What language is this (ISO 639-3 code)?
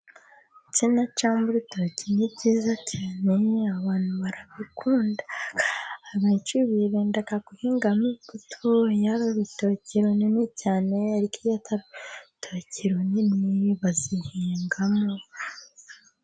kin